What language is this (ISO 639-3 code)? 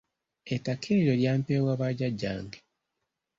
lug